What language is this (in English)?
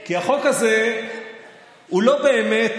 Hebrew